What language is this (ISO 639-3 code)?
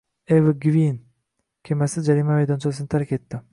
uzb